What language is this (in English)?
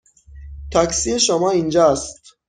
Persian